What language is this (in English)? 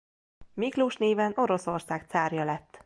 Hungarian